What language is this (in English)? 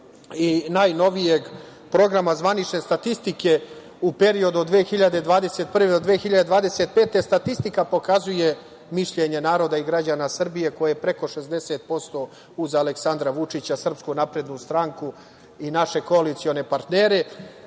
Serbian